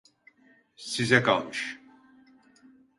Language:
Turkish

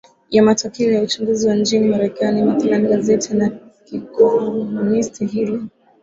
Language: Swahili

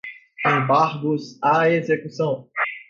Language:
Portuguese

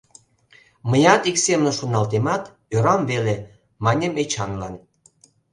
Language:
Mari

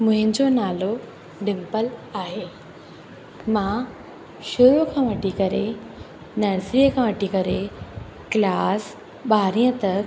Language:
Sindhi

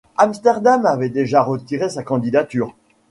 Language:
French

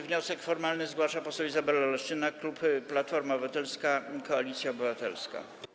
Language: Polish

